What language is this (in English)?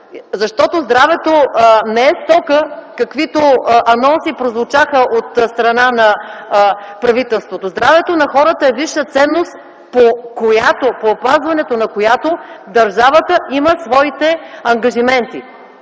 Bulgarian